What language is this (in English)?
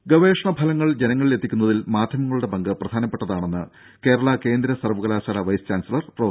Malayalam